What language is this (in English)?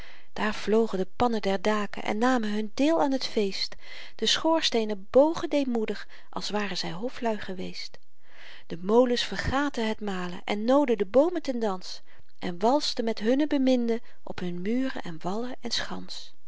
Dutch